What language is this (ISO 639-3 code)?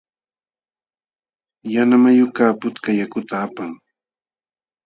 qxw